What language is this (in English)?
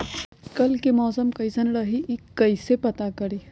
Magahi